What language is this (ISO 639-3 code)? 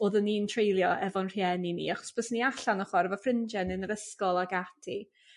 cym